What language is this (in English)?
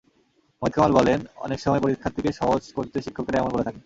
Bangla